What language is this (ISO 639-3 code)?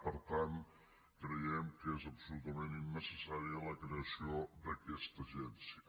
cat